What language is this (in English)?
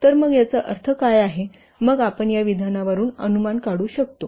Marathi